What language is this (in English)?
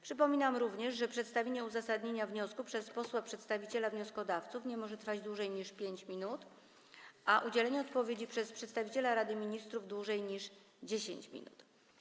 Polish